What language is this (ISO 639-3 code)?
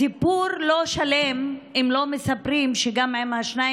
heb